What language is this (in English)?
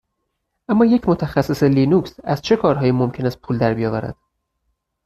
Persian